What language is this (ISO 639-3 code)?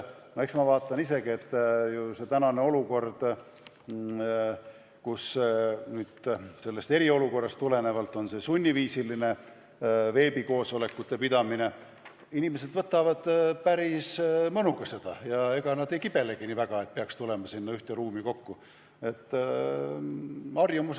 est